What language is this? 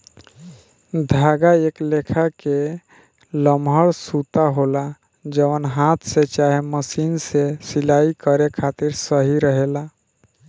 Bhojpuri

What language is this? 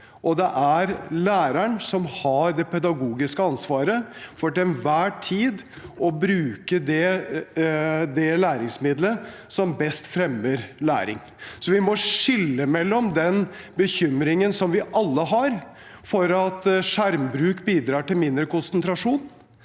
Norwegian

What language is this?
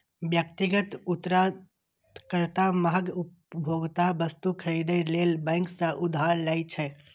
Maithili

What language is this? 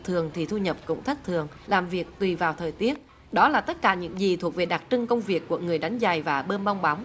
Vietnamese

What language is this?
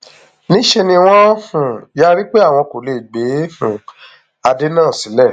Yoruba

